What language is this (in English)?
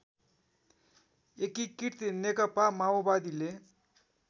Nepali